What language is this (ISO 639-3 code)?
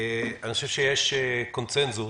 heb